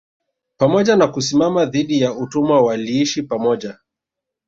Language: Swahili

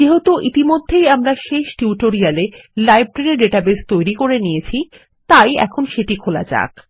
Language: Bangla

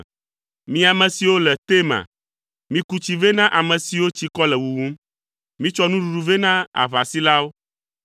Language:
Ewe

